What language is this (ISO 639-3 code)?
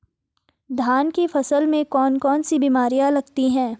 hin